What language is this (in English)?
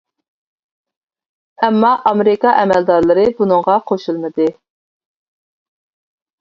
Uyghur